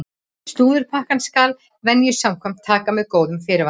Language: Icelandic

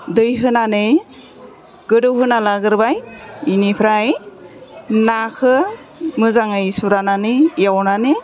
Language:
Bodo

